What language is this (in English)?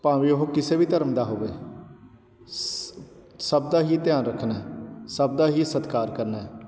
Punjabi